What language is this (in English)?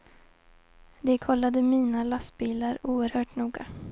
Swedish